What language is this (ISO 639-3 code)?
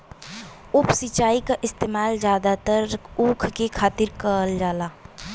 bho